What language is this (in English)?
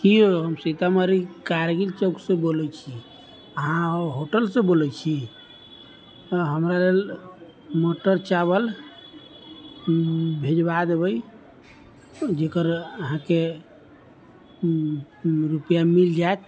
Maithili